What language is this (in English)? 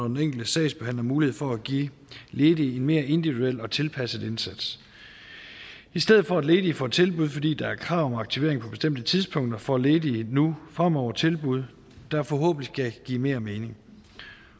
Danish